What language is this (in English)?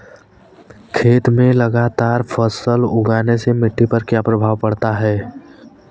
Hindi